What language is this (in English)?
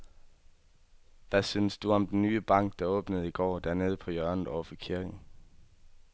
Danish